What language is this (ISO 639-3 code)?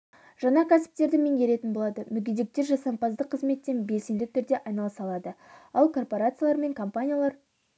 kaz